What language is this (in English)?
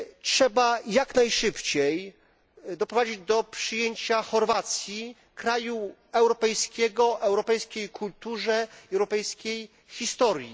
Polish